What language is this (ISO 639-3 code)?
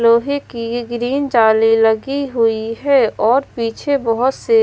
hin